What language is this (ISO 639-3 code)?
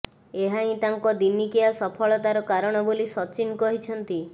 ori